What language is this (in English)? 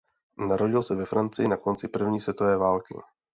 Czech